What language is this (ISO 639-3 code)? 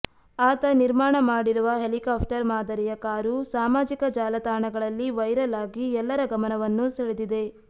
kan